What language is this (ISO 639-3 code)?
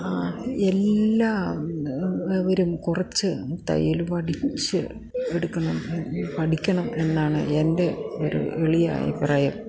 mal